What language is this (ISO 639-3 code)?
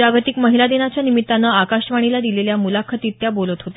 mar